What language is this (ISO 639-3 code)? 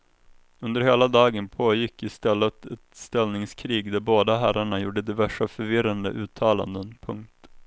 swe